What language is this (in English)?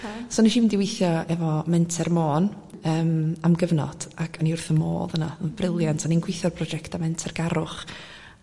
Welsh